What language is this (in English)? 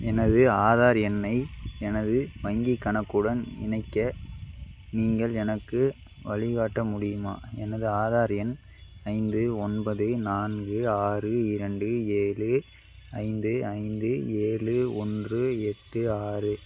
Tamil